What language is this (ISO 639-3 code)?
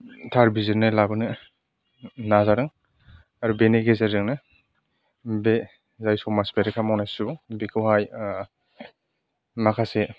brx